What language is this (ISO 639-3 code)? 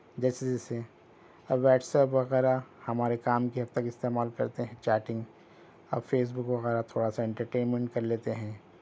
urd